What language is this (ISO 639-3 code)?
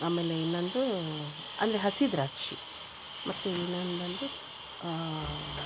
kan